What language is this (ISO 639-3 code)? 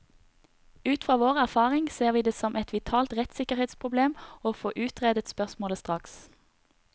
nor